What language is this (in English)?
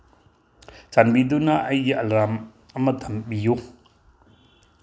Manipuri